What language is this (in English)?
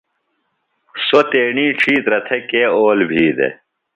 Phalura